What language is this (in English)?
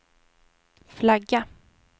Swedish